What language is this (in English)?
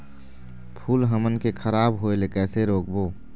Chhattisgarhi